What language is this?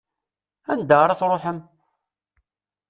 Kabyle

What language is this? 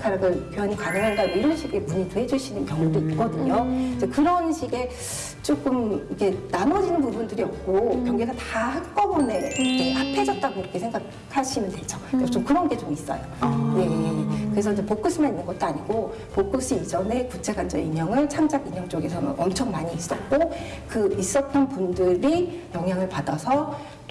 Korean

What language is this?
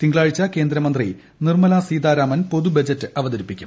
Malayalam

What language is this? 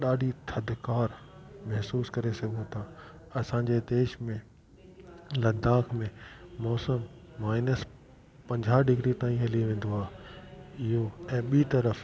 Sindhi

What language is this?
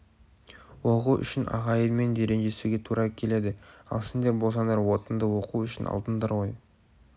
Kazakh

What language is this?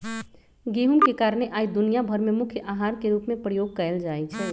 Magahi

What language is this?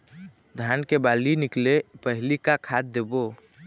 Chhattisgarhi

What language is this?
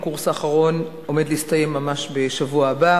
Hebrew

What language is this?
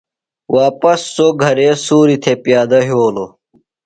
Phalura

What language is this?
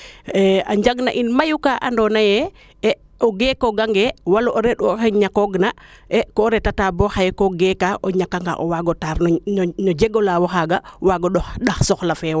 Serer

